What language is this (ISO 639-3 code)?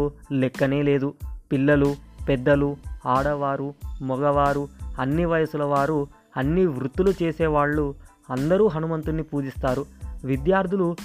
tel